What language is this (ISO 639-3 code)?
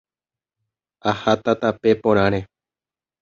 grn